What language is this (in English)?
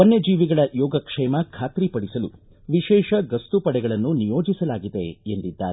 Kannada